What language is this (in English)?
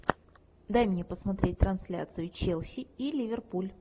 Russian